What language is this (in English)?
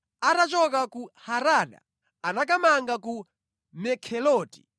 Nyanja